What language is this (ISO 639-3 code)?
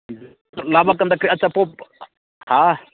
mni